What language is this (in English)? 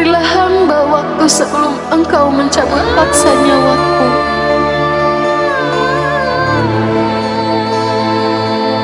Indonesian